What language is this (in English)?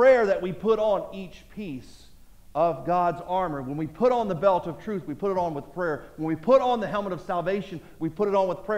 English